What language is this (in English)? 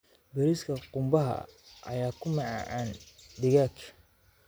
Somali